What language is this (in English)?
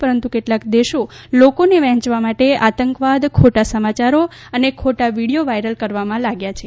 Gujarati